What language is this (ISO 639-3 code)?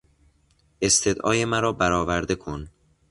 fas